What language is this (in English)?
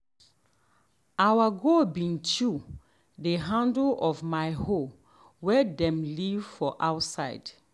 Nigerian Pidgin